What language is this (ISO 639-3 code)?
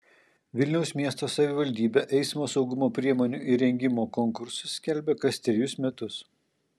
lit